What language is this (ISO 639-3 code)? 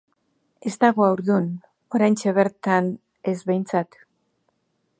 eus